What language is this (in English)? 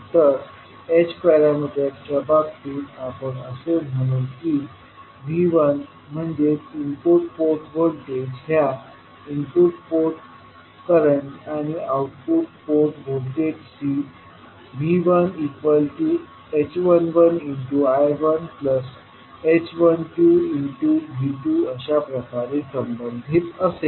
Marathi